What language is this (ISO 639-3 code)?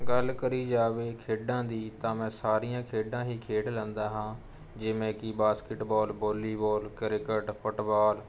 pan